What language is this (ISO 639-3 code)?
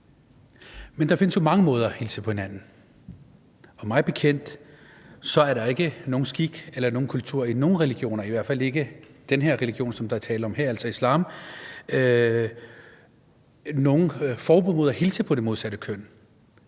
dan